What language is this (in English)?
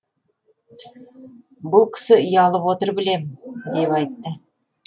Kazakh